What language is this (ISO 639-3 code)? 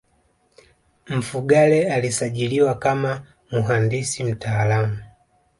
swa